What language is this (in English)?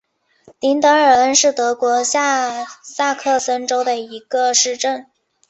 Chinese